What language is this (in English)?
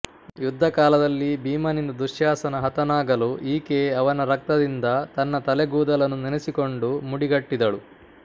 Kannada